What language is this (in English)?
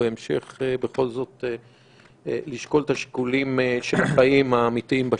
Hebrew